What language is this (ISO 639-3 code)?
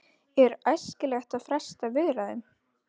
isl